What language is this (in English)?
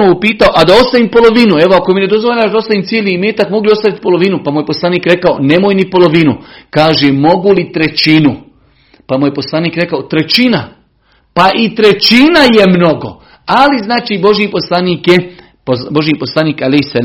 Croatian